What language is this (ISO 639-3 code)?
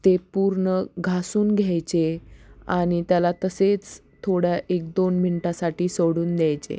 mar